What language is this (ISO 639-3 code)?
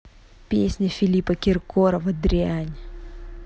rus